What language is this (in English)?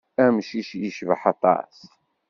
Kabyle